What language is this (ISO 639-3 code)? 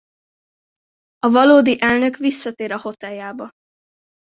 hun